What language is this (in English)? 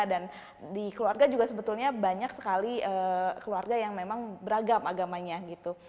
Indonesian